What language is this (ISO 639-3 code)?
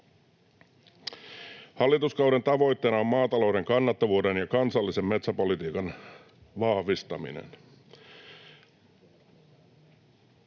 fin